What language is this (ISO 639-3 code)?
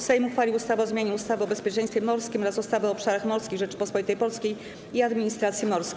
pol